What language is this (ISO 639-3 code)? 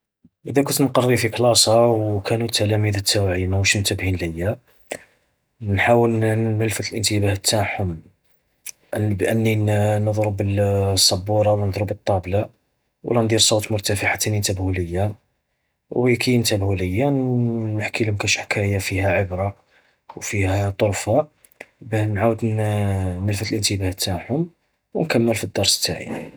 arq